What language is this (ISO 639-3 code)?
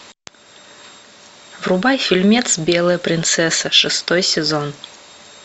rus